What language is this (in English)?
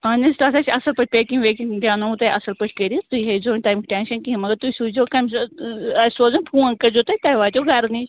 Kashmiri